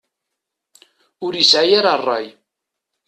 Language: Kabyle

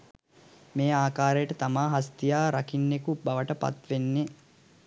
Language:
Sinhala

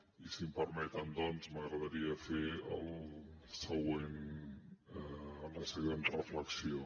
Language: Catalan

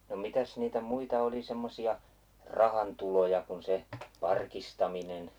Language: Finnish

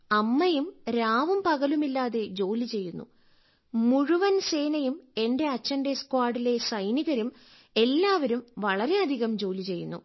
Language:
Malayalam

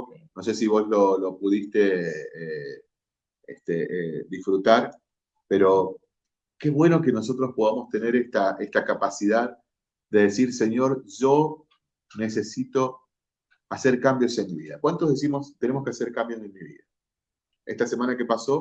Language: Spanish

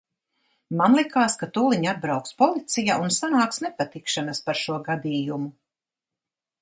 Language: Latvian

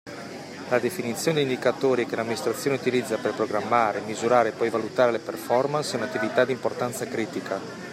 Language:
Italian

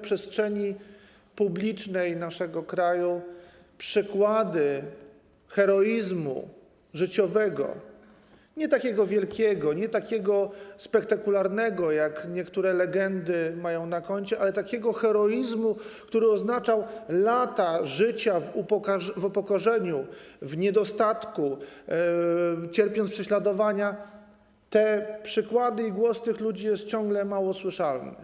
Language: Polish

